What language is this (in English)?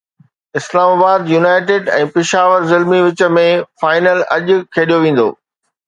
Sindhi